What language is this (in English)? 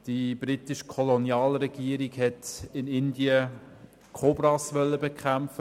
Swiss German